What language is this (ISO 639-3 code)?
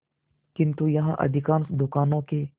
hin